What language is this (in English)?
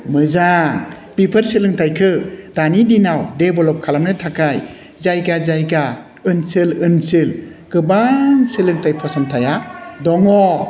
Bodo